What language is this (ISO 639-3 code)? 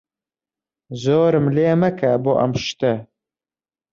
ckb